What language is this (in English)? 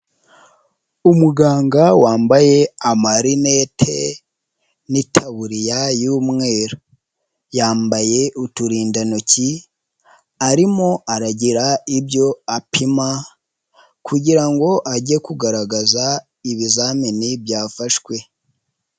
Kinyarwanda